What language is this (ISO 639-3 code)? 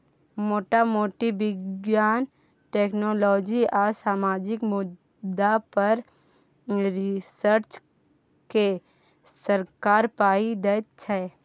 mai